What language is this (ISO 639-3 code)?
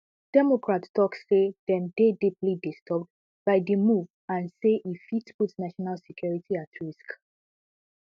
pcm